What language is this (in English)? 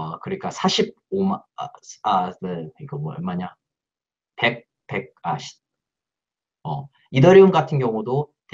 Korean